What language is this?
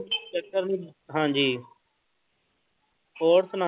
Punjabi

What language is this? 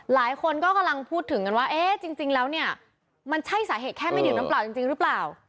Thai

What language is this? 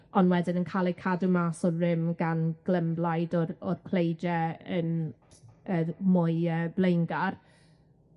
Welsh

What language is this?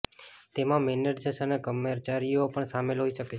Gujarati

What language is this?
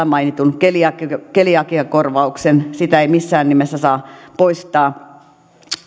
Finnish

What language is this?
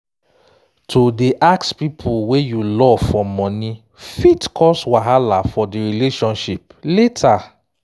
Nigerian Pidgin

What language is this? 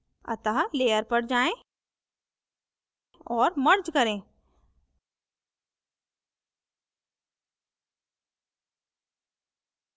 Hindi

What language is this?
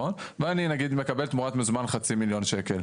Hebrew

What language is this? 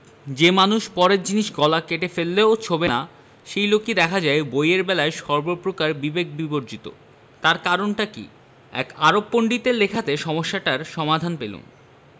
Bangla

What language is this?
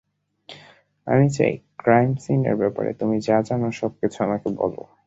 Bangla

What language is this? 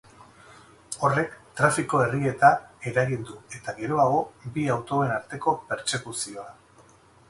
Basque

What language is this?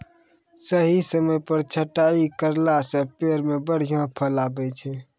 Maithili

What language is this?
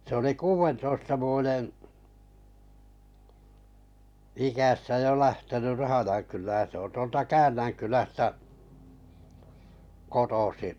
Finnish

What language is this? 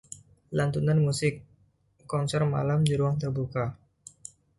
Indonesian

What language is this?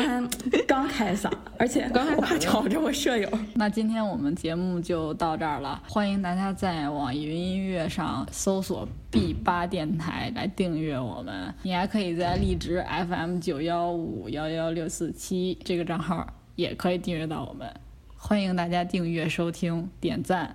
Chinese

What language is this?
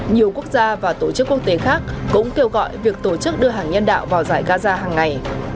Vietnamese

